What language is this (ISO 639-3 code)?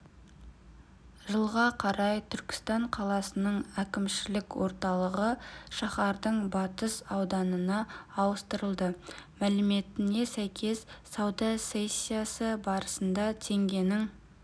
kaz